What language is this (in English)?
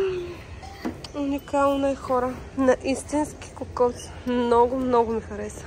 Bulgarian